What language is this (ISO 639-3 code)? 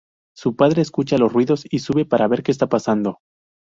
spa